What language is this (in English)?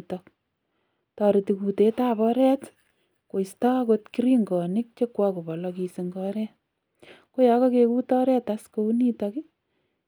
Kalenjin